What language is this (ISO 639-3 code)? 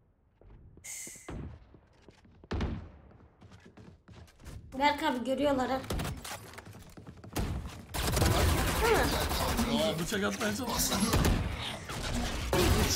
tur